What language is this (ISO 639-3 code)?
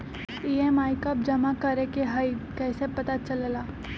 mag